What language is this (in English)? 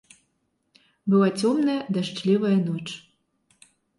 Belarusian